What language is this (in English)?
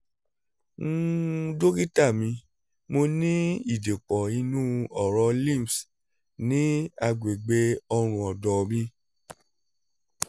Yoruba